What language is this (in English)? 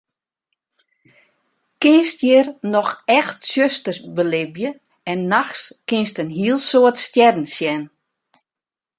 Western Frisian